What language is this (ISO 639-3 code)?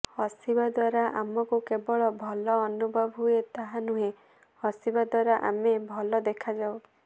ori